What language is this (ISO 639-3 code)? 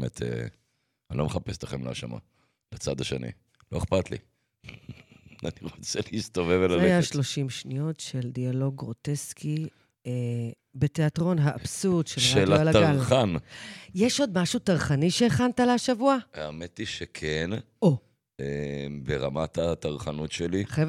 heb